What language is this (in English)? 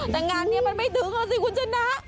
Thai